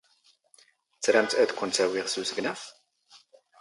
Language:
Standard Moroccan Tamazight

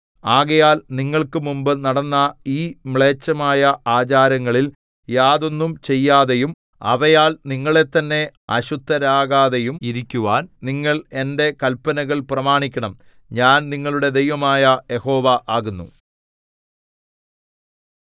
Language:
Malayalam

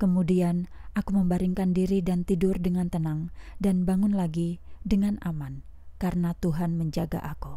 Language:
Indonesian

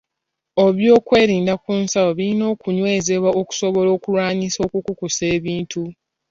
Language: Ganda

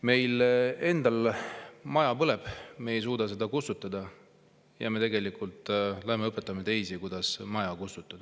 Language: Estonian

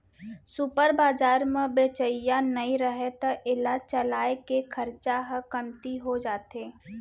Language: Chhattisgarhi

